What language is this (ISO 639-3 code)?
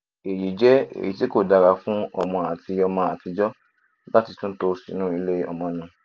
yor